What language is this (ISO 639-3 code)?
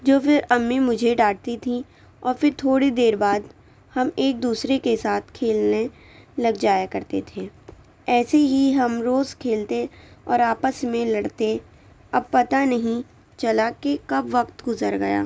urd